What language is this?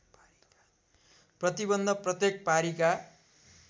Nepali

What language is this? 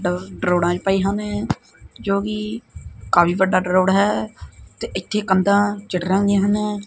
Punjabi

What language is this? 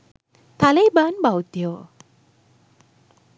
Sinhala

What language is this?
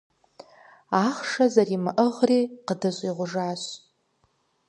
Kabardian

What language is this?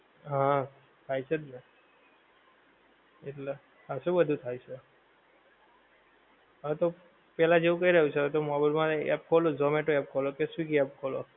Gujarati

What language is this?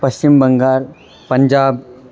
Sanskrit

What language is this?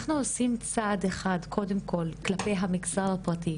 Hebrew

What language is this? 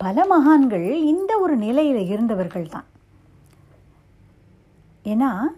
Tamil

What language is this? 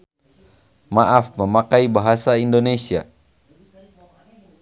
Sundanese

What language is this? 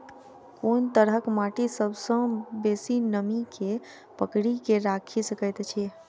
Maithili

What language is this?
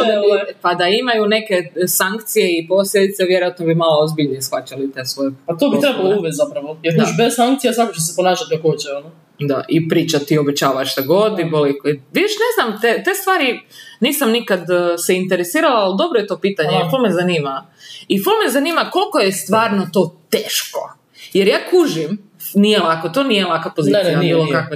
Croatian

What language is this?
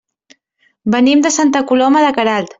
Catalan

